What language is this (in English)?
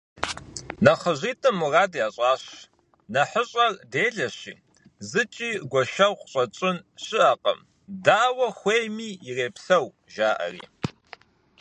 Kabardian